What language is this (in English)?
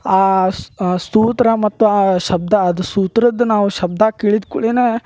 Kannada